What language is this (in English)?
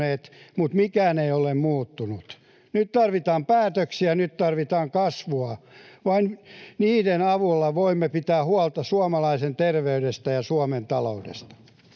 Finnish